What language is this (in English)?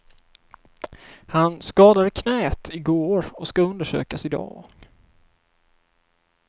Swedish